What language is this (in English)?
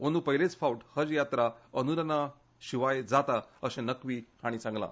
Konkani